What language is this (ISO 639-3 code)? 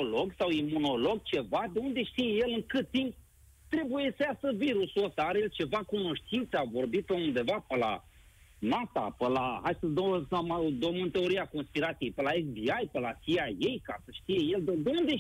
ron